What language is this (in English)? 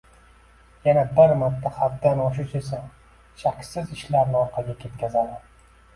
Uzbek